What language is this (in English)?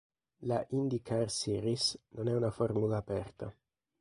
Italian